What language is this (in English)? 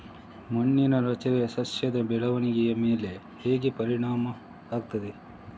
Kannada